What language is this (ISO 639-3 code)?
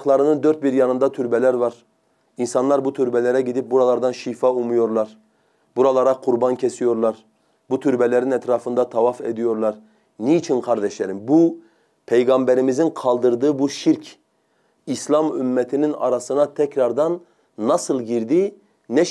tur